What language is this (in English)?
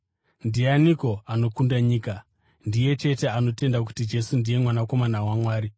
Shona